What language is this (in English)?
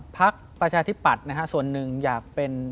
Thai